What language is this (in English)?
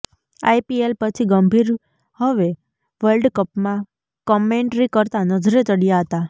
Gujarati